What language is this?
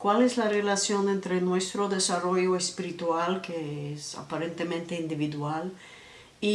Spanish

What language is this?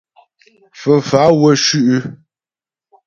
Ghomala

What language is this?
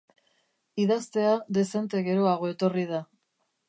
Basque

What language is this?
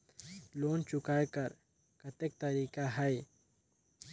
Chhattisgarhi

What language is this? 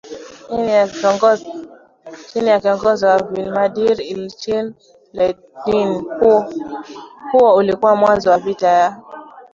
Swahili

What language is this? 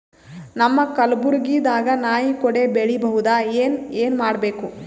Kannada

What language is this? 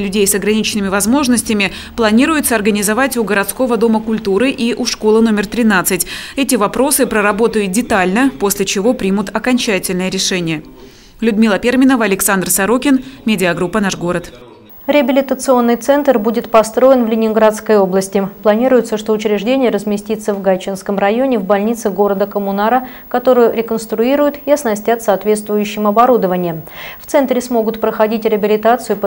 Russian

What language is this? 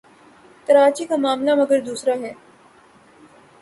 Urdu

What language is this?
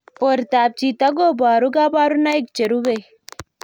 Kalenjin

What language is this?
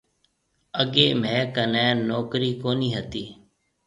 Marwari (Pakistan)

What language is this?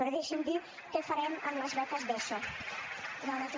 Catalan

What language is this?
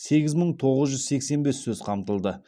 Kazakh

